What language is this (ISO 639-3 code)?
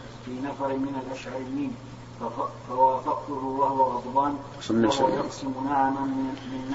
ara